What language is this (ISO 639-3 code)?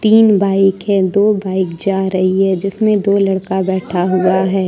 hin